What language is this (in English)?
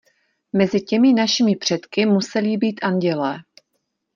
Czech